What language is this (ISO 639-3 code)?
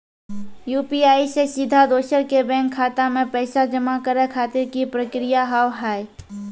mai